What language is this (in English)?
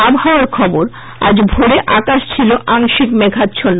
Bangla